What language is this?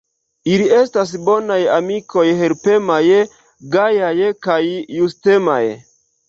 Esperanto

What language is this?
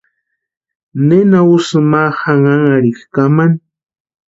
Western Highland Purepecha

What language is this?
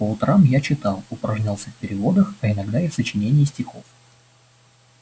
Russian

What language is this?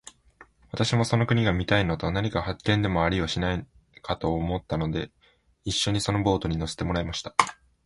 Japanese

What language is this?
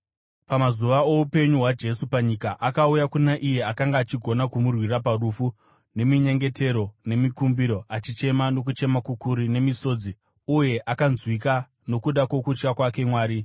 Shona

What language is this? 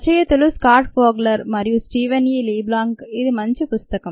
Telugu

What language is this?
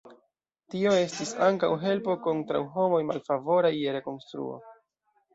Esperanto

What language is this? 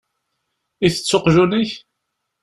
Kabyle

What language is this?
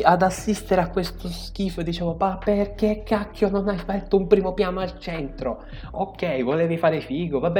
Italian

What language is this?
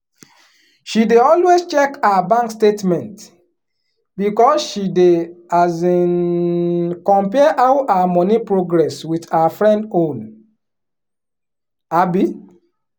Nigerian Pidgin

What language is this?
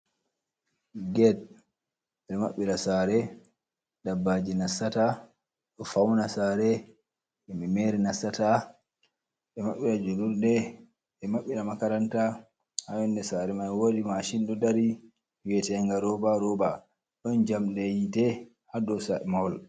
Fula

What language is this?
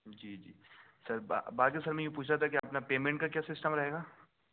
Urdu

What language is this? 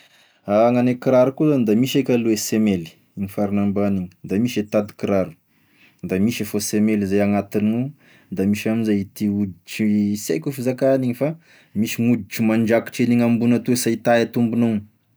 Tesaka Malagasy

